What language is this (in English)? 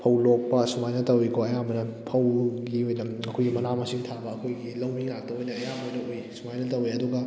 Manipuri